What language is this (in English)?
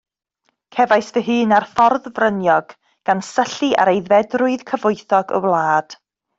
Welsh